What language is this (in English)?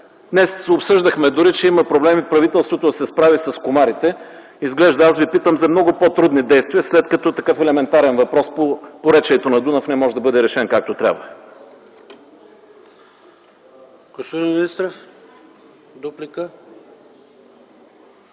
Bulgarian